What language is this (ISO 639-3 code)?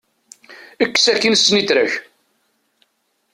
kab